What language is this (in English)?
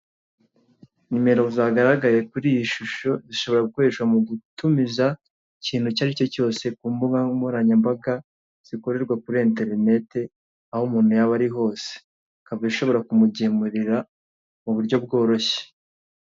Kinyarwanda